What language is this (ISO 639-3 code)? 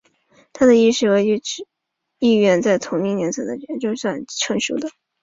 zho